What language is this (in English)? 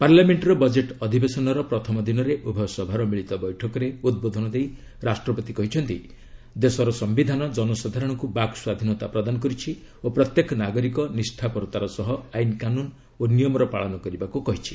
Odia